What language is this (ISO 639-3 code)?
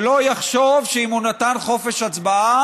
heb